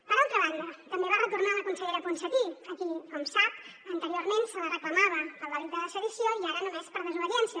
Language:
Catalan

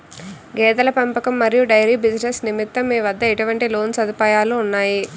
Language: Telugu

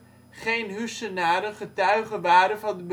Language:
Dutch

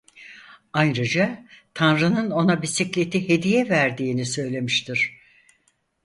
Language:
Turkish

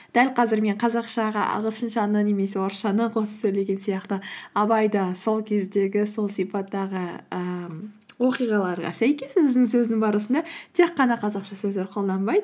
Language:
Kazakh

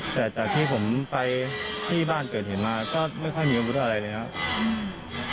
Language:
Thai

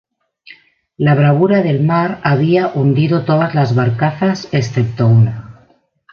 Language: Spanish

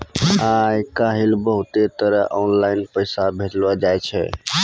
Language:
Maithili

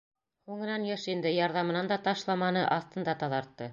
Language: Bashkir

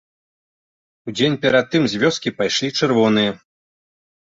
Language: Belarusian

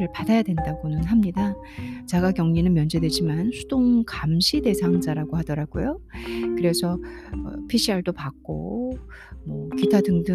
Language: Korean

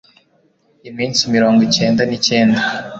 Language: Kinyarwanda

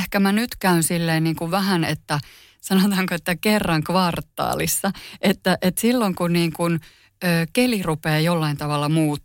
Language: Finnish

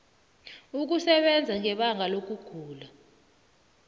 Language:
South Ndebele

